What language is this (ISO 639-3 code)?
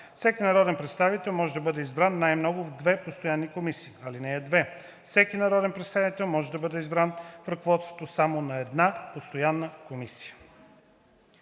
bul